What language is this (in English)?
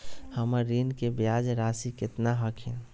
Magahi